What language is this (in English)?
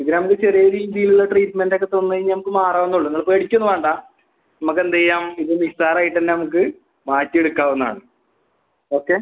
Malayalam